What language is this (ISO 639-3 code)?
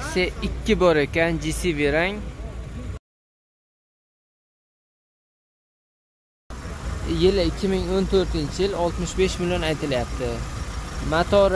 tur